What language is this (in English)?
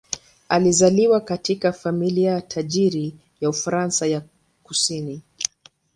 Swahili